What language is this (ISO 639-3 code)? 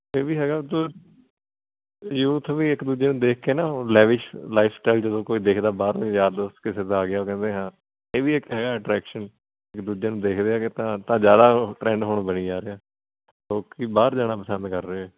pan